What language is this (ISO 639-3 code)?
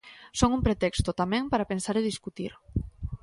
glg